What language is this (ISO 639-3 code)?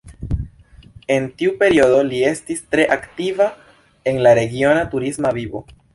epo